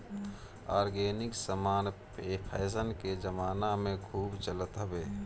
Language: Bhojpuri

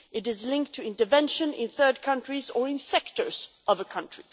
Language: English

